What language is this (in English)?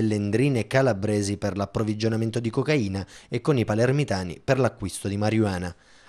Italian